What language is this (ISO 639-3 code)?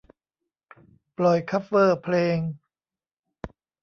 tha